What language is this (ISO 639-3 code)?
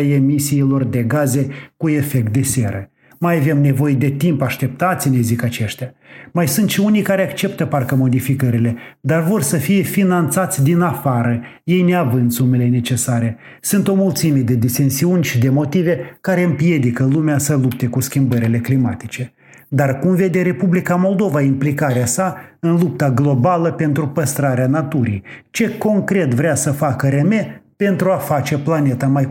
ron